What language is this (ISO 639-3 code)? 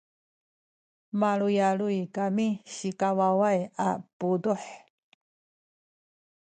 szy